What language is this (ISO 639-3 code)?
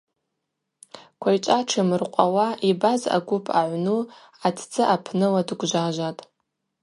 abq